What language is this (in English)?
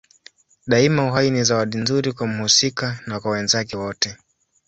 Swahili